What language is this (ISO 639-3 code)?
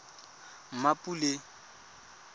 tsn